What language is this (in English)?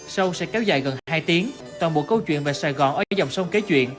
Vietnamese